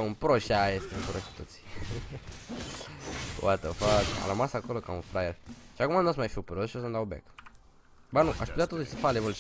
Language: Romanian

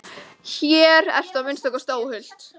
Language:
Icelandic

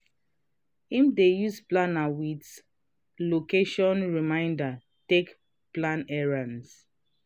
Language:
Nigerian Pidgin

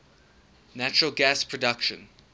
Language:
English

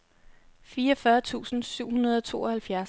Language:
Danish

